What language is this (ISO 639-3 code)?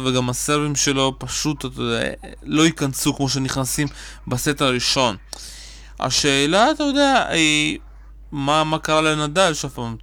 heb